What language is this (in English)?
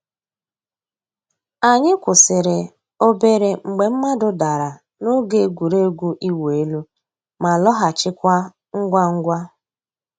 Igbo